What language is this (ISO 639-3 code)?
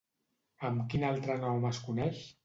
cat